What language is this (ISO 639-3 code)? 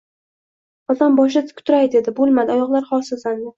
uzb